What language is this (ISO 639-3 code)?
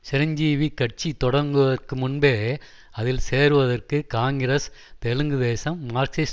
tam